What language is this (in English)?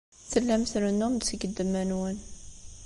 Kabyle